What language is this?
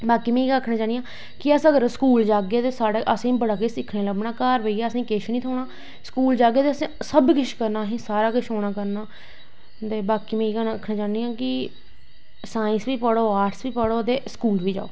Dogri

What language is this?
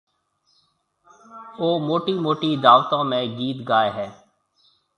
Marwari (Pakistan)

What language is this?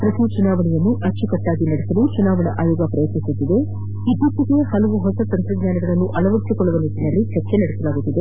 Kannada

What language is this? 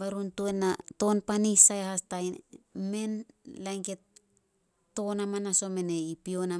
Solos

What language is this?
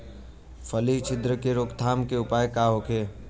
Bhojpuri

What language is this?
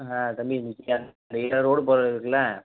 Tamil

